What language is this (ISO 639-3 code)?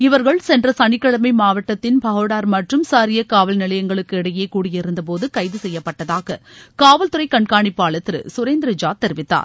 tam